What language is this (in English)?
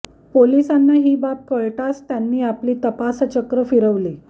Marathi